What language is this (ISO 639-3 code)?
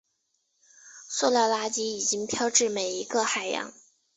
zho